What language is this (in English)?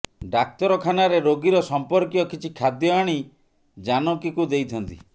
Odia